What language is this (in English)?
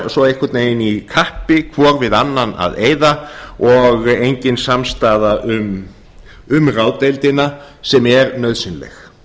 Icelandic